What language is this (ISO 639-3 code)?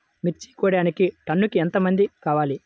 tel